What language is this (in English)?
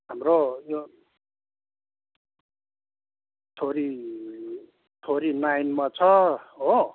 Nepali